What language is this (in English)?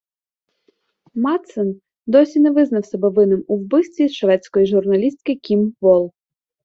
Ukrainian